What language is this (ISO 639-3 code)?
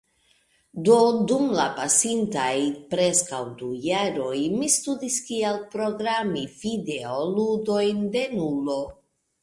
epo